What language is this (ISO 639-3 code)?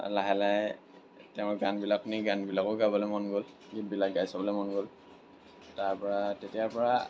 asm